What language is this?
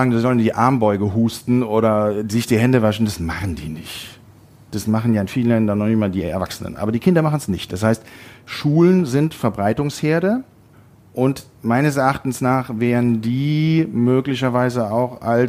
German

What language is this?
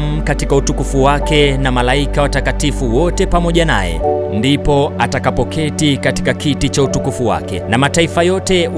Swahili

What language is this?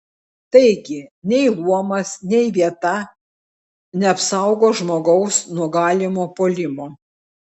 Lithuanian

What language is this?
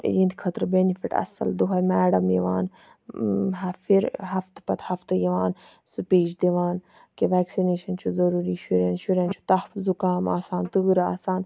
Kashmiri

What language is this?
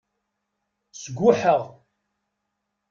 Kabyle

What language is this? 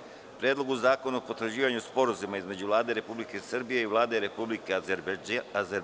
Serbian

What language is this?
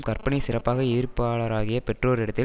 Tamil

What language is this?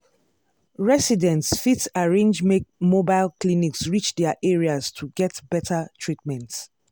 Nigerian Pidgin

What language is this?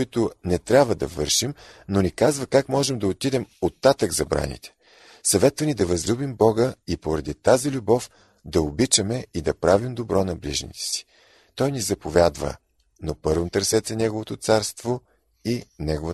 Bulgarian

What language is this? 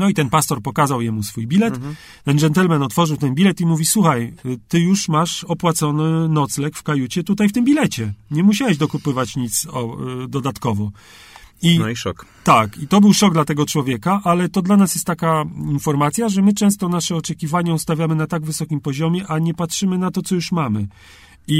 Polish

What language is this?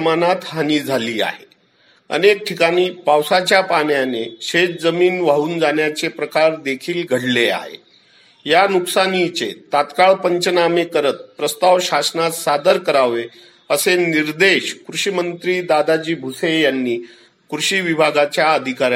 Marathi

